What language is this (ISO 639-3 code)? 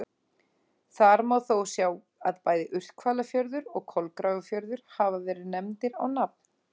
isl